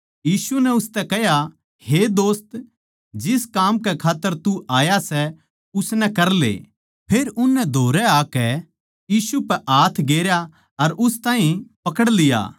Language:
Haryanvi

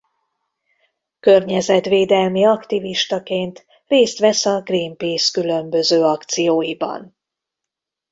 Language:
Hungarian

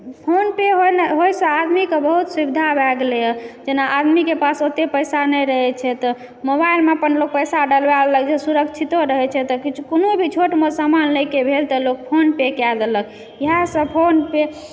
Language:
Maithili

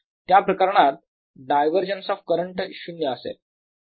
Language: Marathi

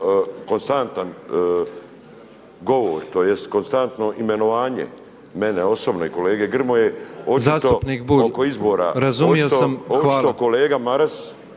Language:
Croatian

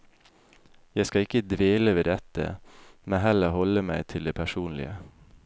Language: Norwegian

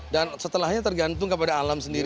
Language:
Indonesian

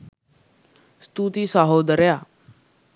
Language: Sinhala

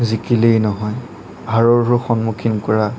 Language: Assamese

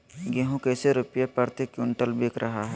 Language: Magahi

